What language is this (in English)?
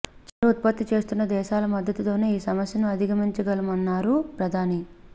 Telugu